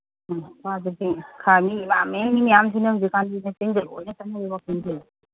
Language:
Manipuri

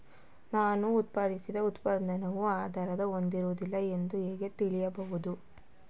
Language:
Kannada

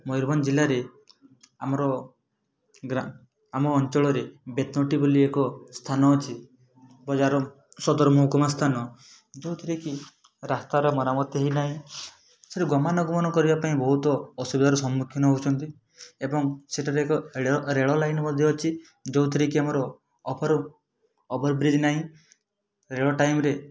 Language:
Odia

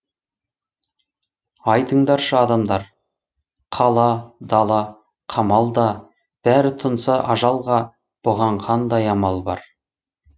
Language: Kazakh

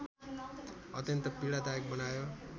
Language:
Nepali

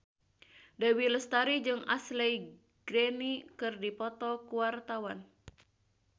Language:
Sundanese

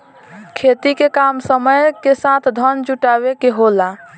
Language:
Bhojpuri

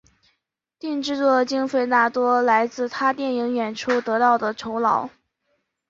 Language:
Chinese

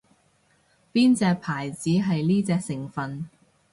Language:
Cantonese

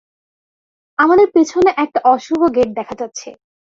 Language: Bangla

